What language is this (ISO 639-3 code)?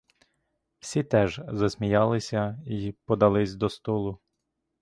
ukr